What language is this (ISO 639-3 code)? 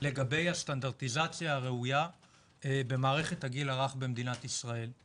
heb